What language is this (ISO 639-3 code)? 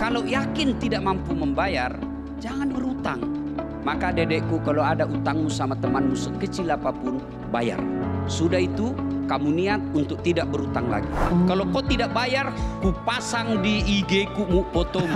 ind